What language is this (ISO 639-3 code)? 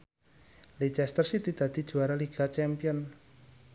jav